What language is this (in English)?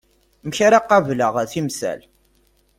Kabyle